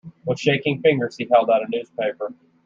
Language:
English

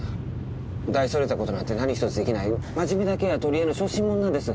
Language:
Japanese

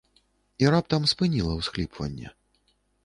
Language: Belarusian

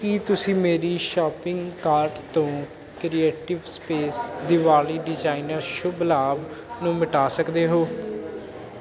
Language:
Punjabi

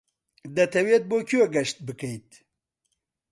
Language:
Central Kurdish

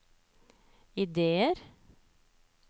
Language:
Norwegian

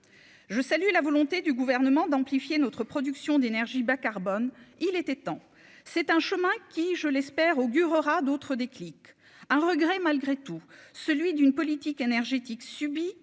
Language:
French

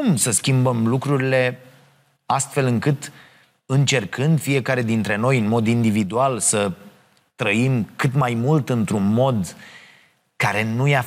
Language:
Romanian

